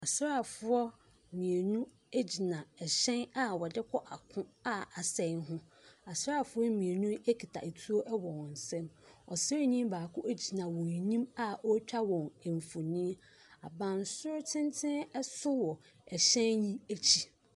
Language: Akan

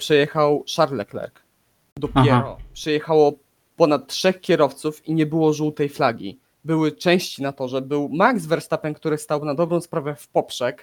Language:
Polish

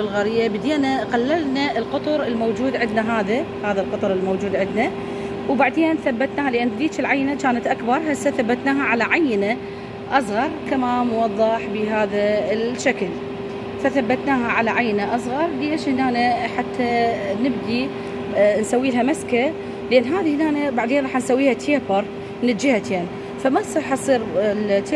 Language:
Arabic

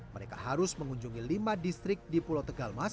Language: Indonesian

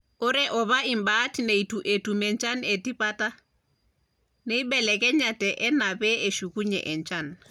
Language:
Masai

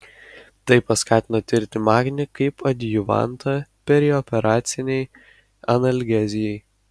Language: Lithuanian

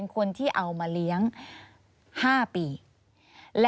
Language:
Thai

